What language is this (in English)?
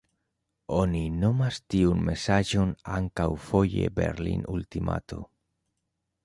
Esperanto